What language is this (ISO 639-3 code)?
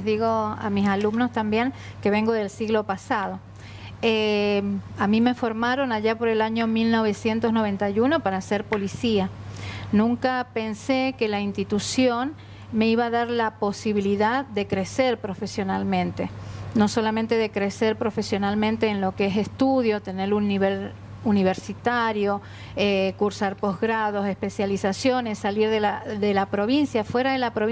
spa